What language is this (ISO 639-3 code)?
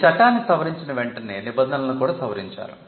tel